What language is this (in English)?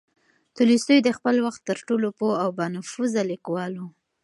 Pashto